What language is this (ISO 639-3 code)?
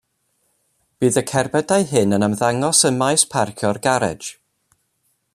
cym